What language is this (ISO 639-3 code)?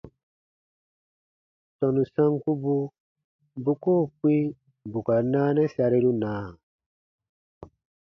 bba